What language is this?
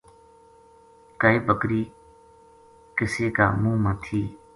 Gujari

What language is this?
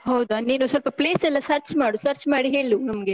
Kannada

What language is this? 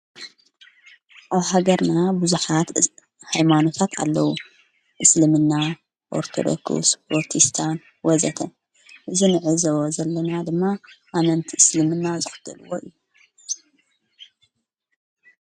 Tigrinya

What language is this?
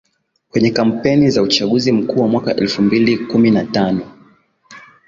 Swahili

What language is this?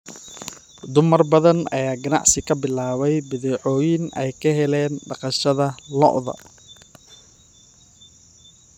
Somali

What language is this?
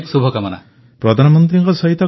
Odia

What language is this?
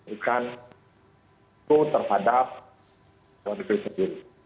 Indonesian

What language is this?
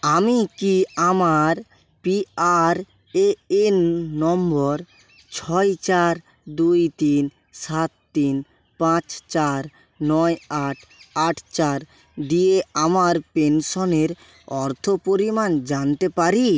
Bangla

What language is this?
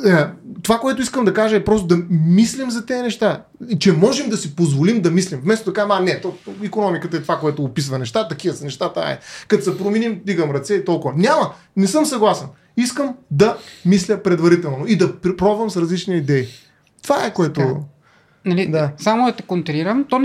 Bulgarian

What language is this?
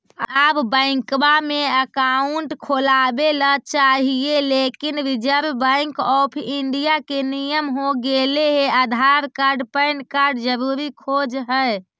Magahi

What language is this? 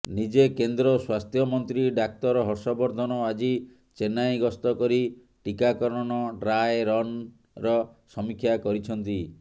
Odia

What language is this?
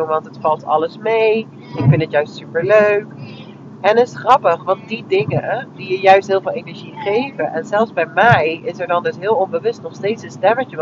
Dutch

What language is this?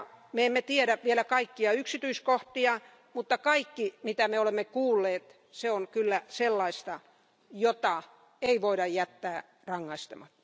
Finnish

